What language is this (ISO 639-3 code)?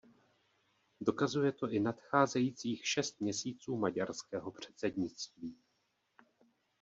ces